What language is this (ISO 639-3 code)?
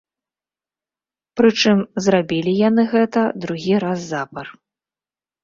bel